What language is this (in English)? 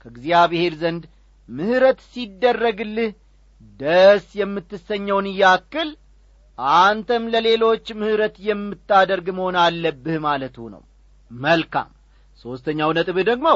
Amharic